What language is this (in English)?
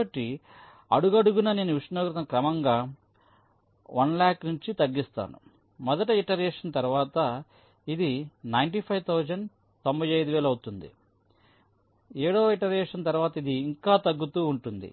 Telugu